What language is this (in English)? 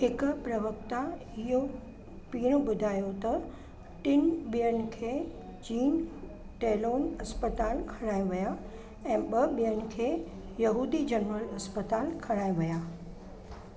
Sindhi